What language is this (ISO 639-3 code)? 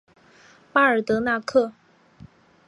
zho